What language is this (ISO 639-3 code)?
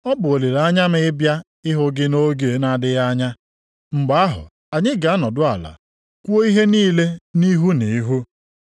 ibo